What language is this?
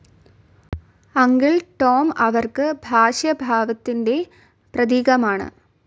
Malayalam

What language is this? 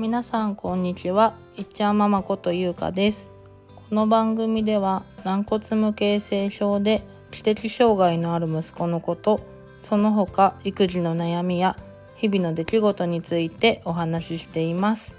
Japanese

